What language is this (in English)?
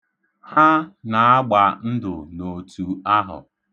Igbo